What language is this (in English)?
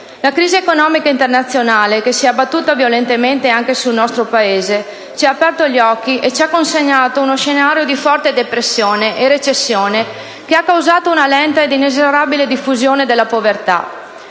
Italian